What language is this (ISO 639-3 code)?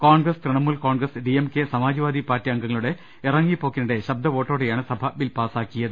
mal